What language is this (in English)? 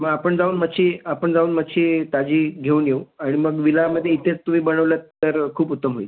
Marathi